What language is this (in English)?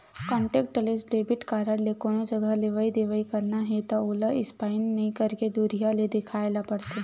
Chhattisgarhi